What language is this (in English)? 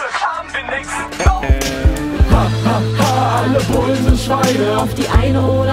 German